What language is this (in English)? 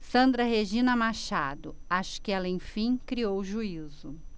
Portuguese